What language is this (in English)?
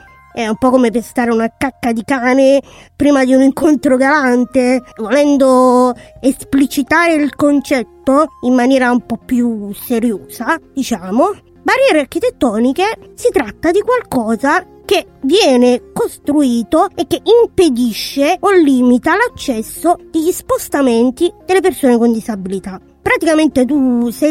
Italian